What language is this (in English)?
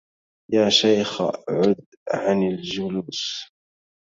Arabic